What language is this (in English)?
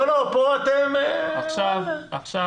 Hebrew